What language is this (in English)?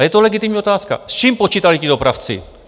Czech